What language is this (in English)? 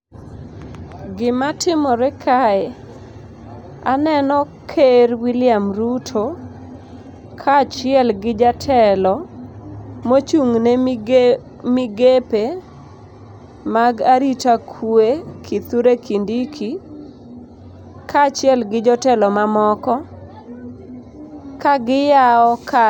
Luo (Kenya and Tanzania)